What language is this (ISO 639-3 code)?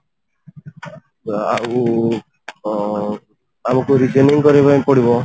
ori